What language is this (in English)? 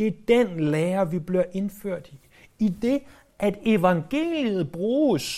Danish